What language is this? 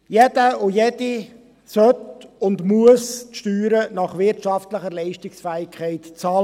Swiss German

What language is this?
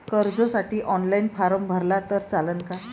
Marathi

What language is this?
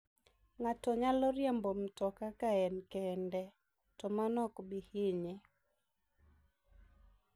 Luo (Kenya and Tanzania)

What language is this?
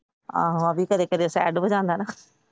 Punjabi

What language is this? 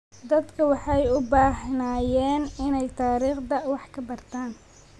Somali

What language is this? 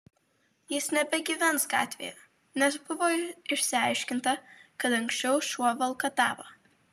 Lithuanian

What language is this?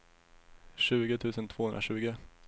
Swedish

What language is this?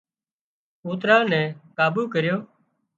Wadiyara Koli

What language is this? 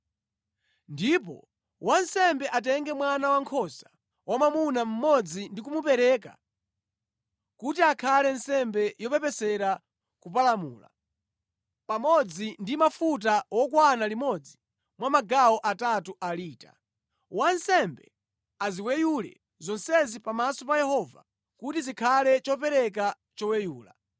Nyanja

